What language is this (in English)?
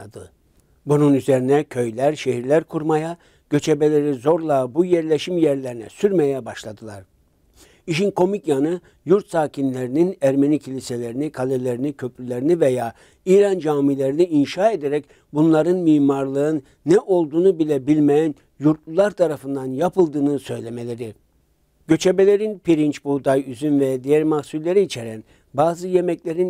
Turkish